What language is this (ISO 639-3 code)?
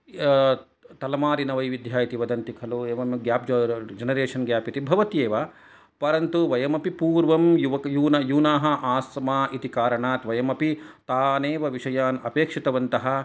san